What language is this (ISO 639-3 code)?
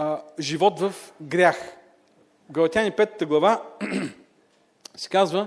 bul